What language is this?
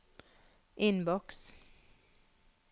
Norwegian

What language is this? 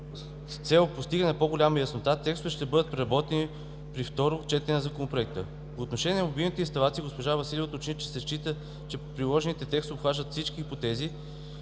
Bulgarian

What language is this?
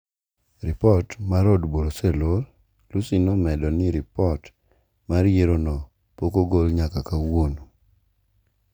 Luo (Kenya and Tanzania)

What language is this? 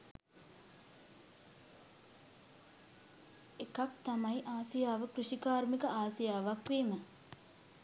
Sinhala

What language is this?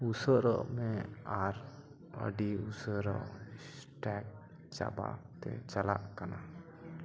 Santali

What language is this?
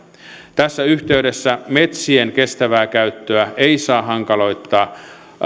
Finnish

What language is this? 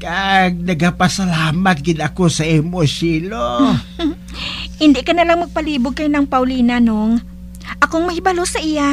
Filipino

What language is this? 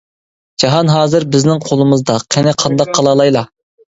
Uyghur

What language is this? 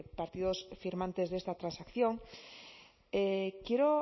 Spanish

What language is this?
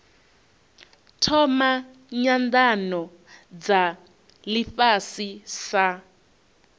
Venda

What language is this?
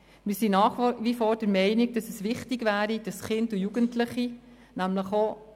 Swiss German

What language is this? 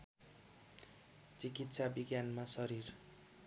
Nepali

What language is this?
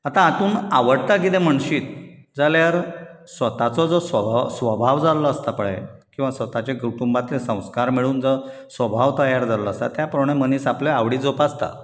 Konkani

